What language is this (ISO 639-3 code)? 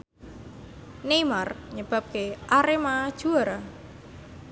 jav